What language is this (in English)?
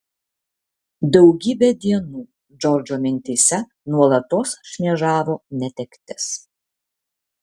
Lithuanian